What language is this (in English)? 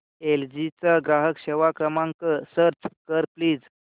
Marathi